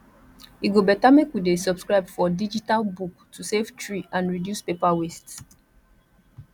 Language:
Nigerian Pidgin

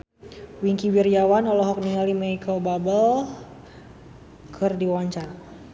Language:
Sundanese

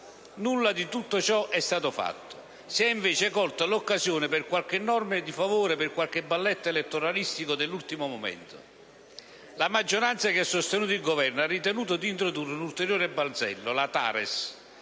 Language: Italian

